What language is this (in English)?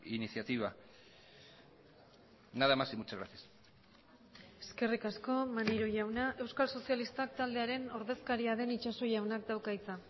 Basque